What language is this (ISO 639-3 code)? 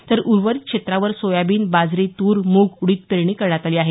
mar